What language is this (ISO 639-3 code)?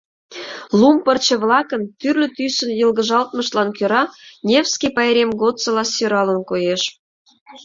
chm